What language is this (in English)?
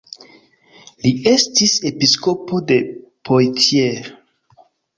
Esperanto